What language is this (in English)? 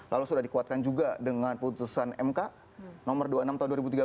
Indonesian